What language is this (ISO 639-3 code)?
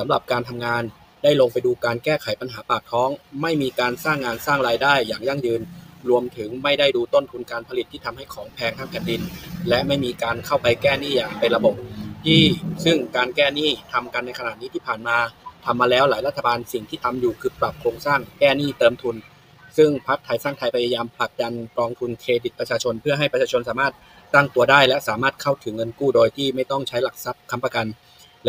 tha